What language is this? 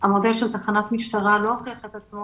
Hebrew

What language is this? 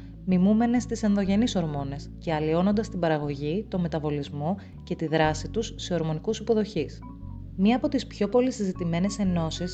Greek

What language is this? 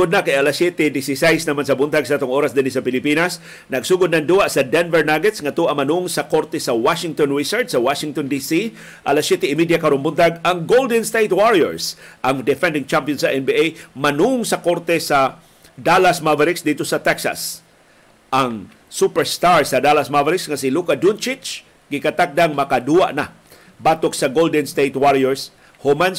Filipino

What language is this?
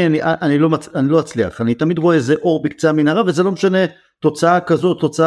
Hebrew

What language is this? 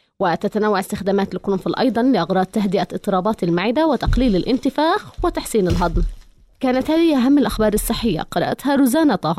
Arabic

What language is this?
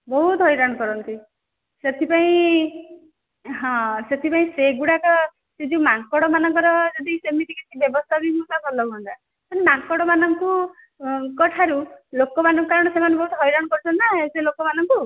Odia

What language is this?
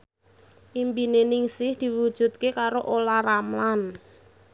Javanese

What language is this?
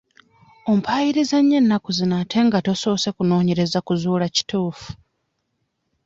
Ganda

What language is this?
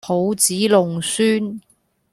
Cantonese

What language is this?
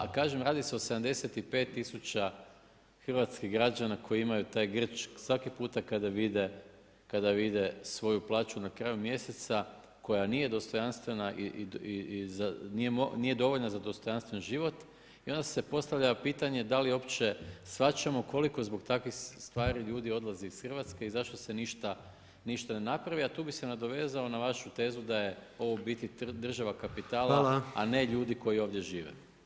Croatian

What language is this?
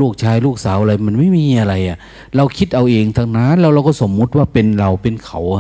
Thai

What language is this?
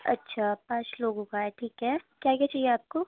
Urdu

